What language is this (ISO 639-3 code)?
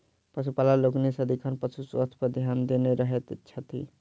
mai